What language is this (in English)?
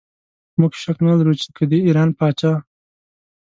Pashto